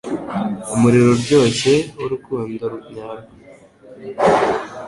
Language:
Kinyarwanda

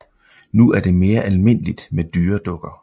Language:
Danish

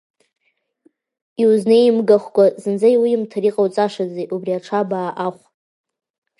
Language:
Abkhazian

